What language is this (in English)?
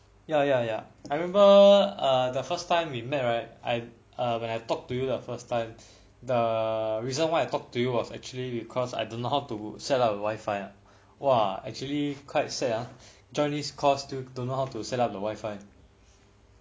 English